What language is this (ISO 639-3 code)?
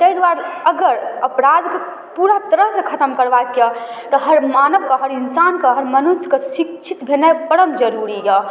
mai